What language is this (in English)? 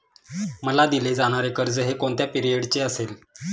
Marathi